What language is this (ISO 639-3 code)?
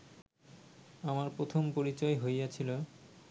ben